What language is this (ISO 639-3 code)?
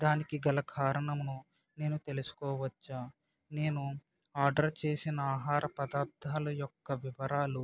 tel